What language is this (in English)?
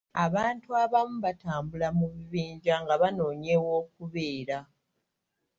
Ganda